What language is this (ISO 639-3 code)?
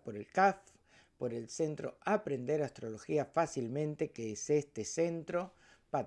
spa